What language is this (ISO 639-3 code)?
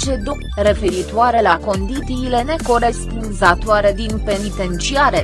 ron